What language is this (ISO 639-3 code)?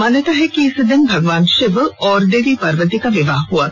hin